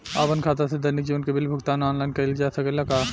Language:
Bhojpuri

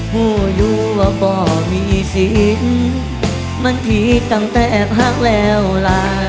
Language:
Thai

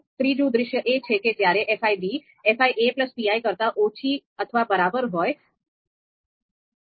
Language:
Gujarati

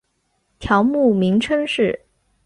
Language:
Chinese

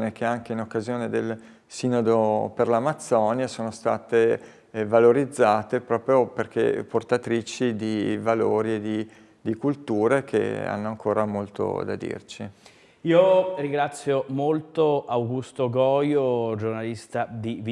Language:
Italian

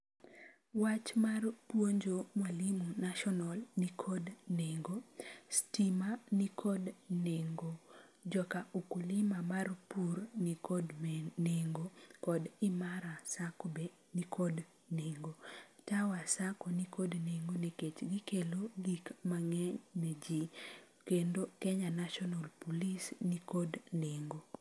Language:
Luo (Kenya and Tanzania)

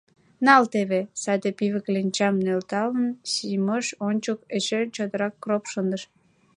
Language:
Mari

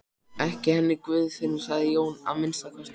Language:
Icelandic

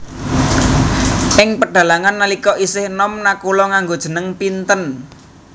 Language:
Javanese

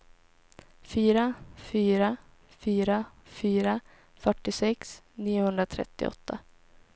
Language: Swedish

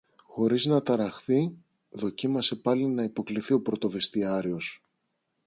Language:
Greek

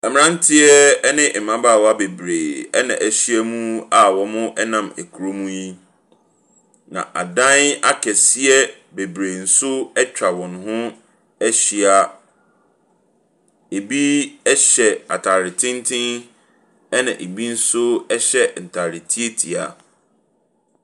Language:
Akan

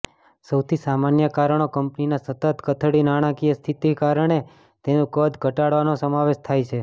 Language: Gujarati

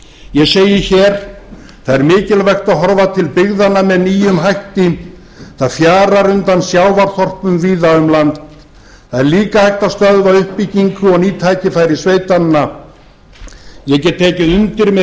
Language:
Icelandic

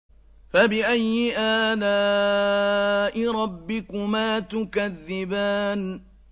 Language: Arabic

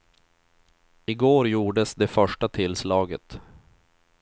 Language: Swedish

